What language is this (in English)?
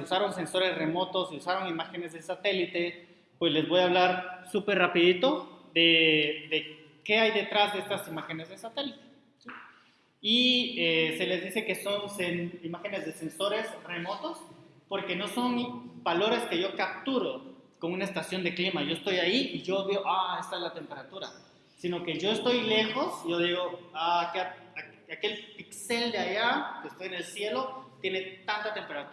Spanish